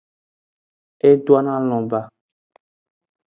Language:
Aja (Benin)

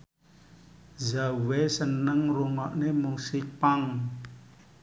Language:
Javanese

